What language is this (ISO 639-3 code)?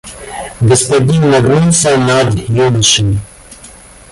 rus